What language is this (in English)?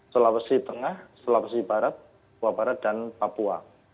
Indonesian